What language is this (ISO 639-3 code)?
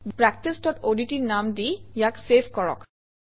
asm